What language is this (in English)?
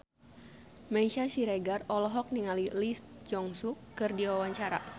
Sundanese